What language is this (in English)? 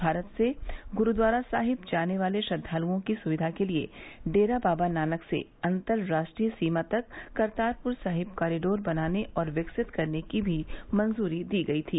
Hindi